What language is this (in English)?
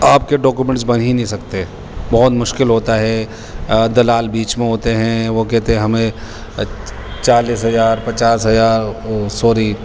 Urdu